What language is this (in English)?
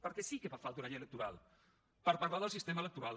Catalan